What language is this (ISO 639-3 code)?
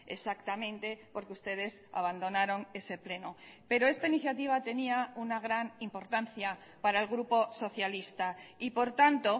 spa